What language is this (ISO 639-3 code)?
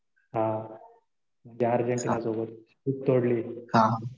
mar